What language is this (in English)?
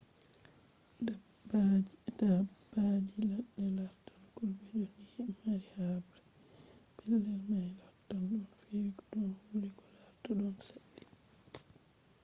Fula